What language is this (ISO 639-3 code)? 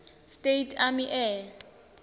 ssw